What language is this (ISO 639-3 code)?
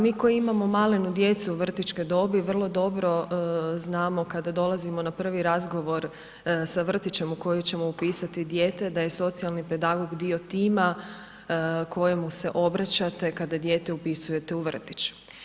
hrv